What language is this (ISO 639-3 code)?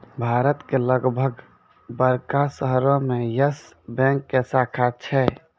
mai